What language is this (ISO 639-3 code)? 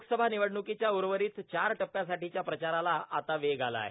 mar